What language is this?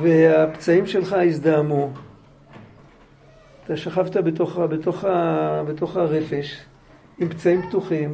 Hebrew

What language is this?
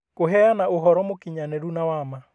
Kikuyu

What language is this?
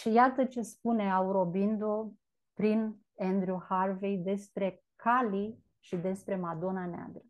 Romanian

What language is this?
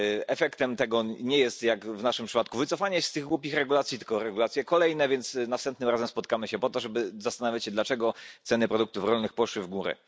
Polish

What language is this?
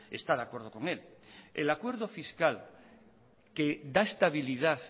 Spanish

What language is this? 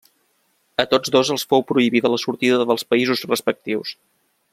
Catalan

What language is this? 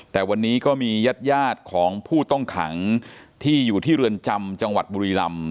Thai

